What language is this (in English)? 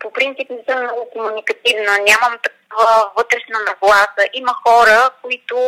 Bulgarian